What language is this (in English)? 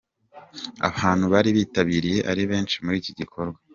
Kinyarwanda